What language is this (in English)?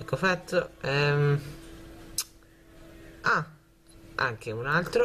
Italian